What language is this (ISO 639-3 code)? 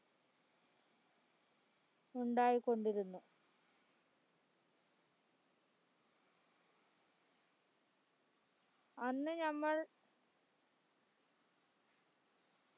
mal